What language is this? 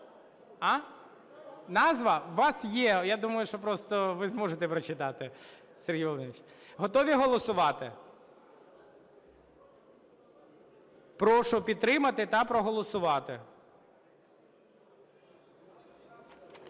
Ukrainian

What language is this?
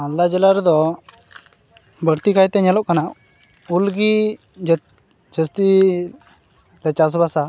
Santali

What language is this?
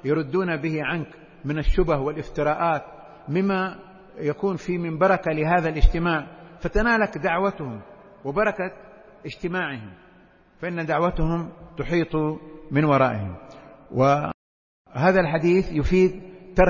Arabic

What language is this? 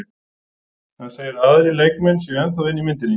Icelandic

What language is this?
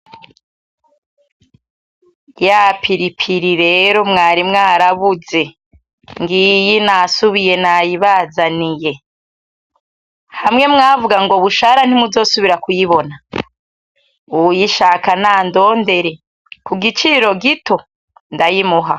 Rundi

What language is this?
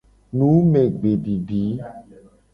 Gen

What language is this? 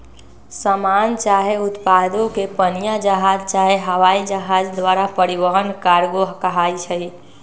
Magahi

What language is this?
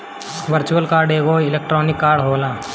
Bhojpuri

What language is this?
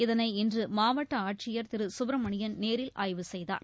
Tamil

